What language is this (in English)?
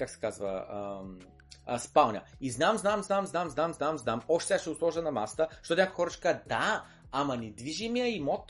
Bulgarian